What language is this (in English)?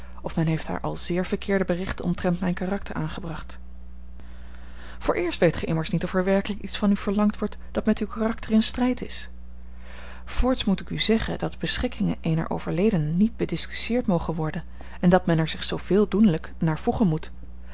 Dutch